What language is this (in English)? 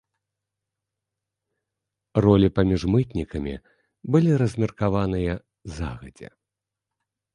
Belarusian